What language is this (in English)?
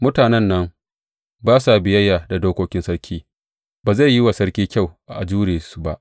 Hausa